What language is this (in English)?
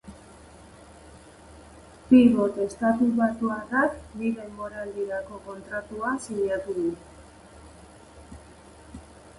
Basque